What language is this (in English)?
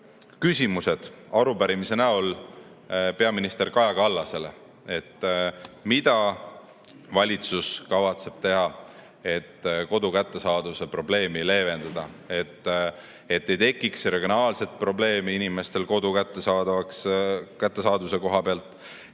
Estonian